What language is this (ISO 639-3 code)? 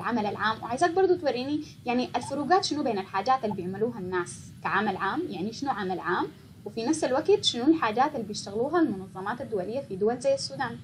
ara